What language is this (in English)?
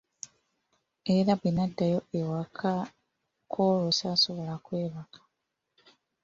Ganda